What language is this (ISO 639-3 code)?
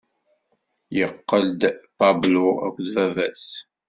kab